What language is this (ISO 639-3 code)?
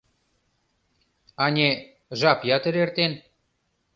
chm